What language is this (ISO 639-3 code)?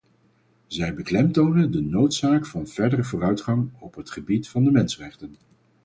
nld